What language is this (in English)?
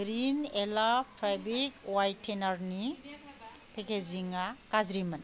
Bodo